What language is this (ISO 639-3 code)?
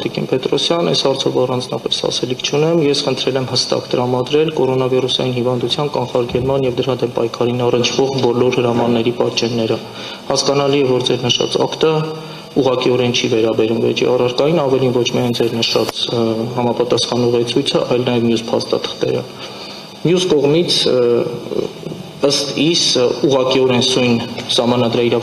ron